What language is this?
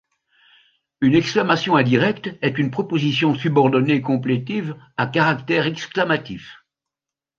French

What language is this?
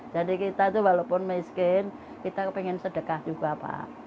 Indonesian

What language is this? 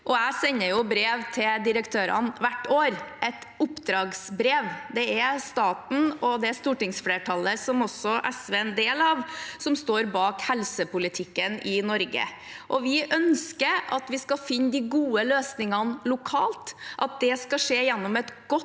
Norwegian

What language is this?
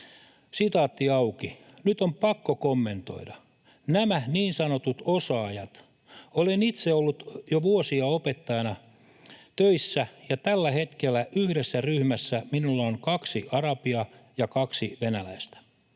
Finnish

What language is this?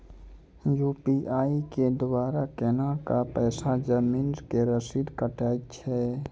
Maithili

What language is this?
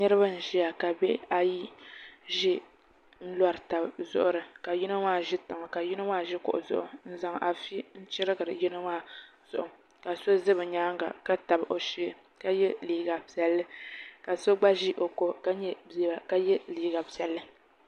Dagbani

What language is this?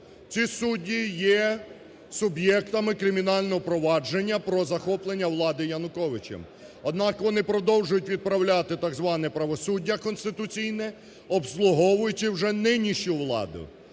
Ukrainian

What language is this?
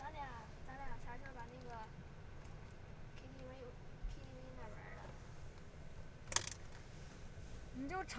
Chinese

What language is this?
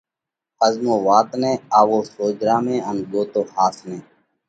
Parkari Koli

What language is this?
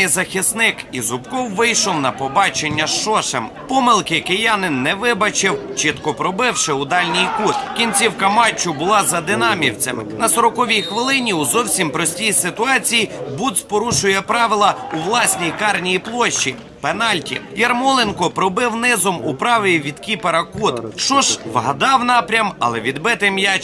Ukrainian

